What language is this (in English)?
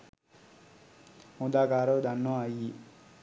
Sinhala